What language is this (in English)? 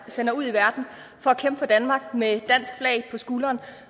Danish